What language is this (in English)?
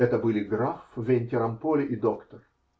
Russian